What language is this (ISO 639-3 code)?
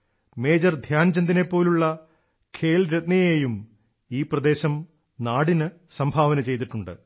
mal